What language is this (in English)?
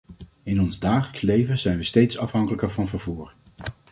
Dutch